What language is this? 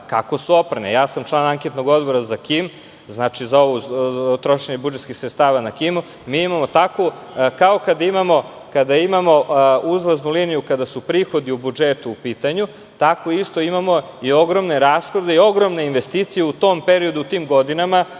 Serbian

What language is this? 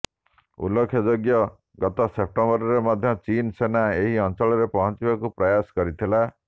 Odia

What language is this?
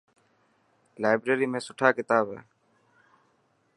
Dhatki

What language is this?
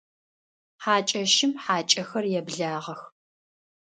Adyghe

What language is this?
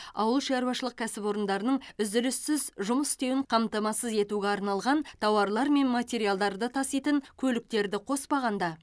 Kazakh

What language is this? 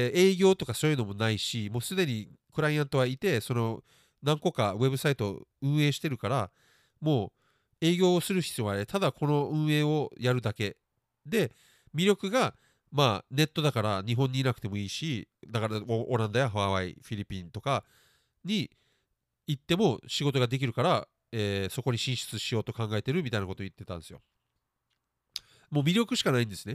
Japanese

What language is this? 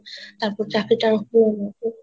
Bangla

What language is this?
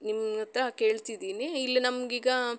Kannada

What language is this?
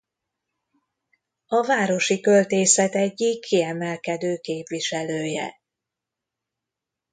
Hungarian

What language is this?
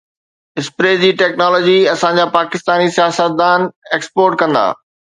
Sindhi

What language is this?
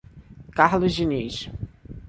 Portuguese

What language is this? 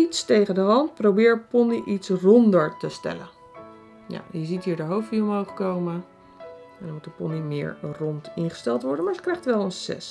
Dutch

